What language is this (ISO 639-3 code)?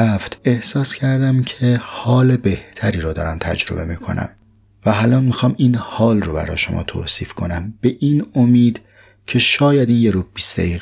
fas